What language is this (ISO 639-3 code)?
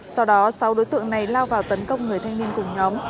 vie